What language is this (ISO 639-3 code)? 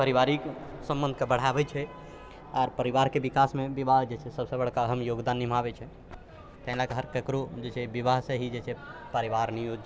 mai